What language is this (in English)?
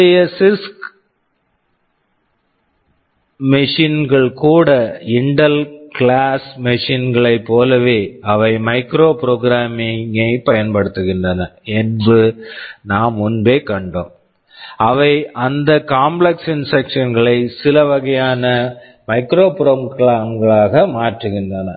Tamil